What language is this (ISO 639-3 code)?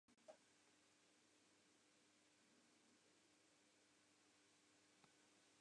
fry